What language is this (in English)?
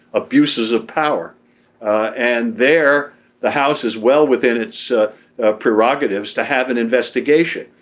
English